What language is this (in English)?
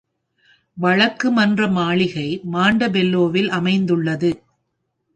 Tamil